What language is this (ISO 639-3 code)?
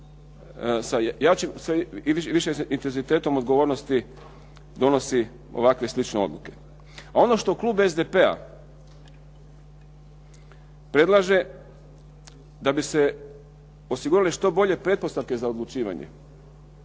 hrv